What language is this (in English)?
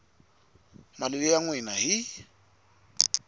Tsonga